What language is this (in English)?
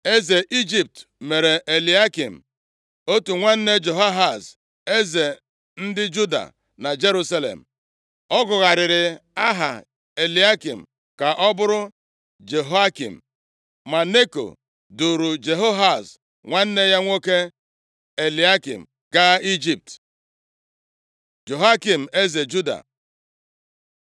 Igbo